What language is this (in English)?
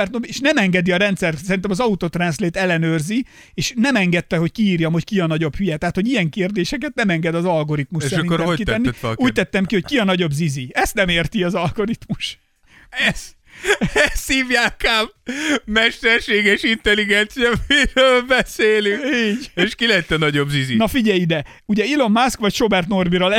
Hungarian